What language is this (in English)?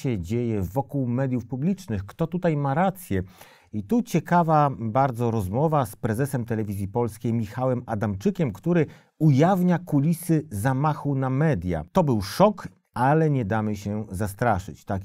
Polish